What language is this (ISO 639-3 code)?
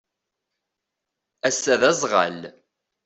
kab